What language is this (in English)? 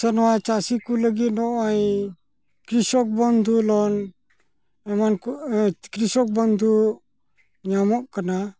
Santali